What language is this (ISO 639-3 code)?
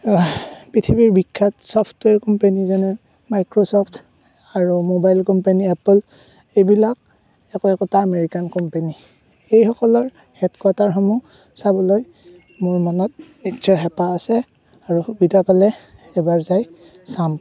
asm